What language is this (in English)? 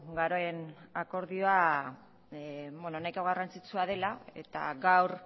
Basque